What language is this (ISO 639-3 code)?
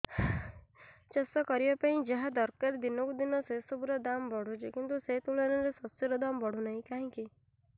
ori